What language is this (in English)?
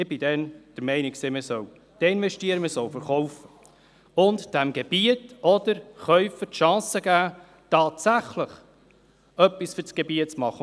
Swiss German